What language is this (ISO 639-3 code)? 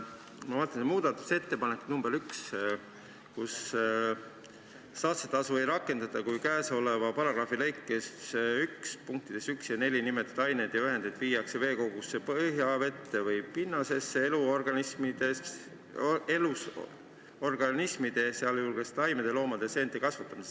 est